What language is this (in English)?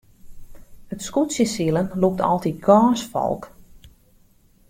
Western Frisian